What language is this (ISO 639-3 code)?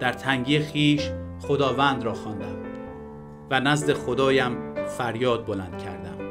fas